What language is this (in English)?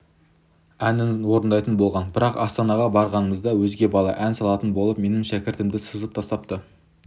Kazakh